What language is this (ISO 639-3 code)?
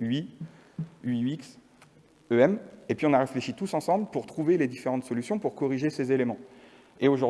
fra